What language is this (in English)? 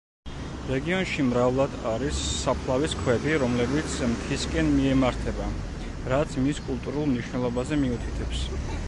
Georgian